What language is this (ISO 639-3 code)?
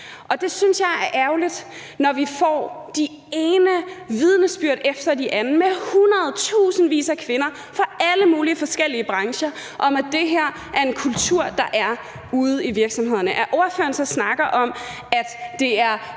dan